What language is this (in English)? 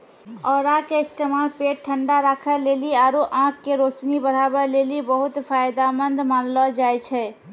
Maithili